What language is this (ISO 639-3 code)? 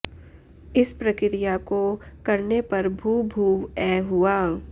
san